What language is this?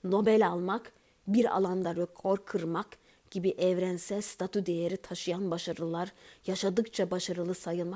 Turkish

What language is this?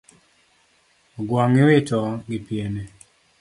Luo (Kenya and Tanzania)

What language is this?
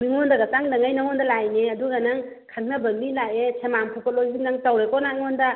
Manipuri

